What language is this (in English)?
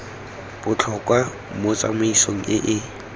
Tswana